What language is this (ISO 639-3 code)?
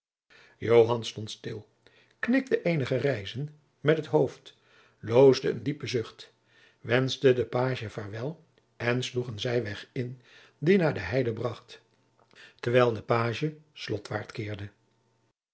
nld